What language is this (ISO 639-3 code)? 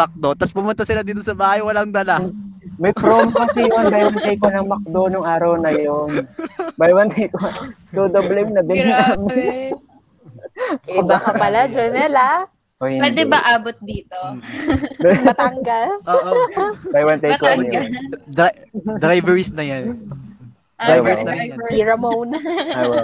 fil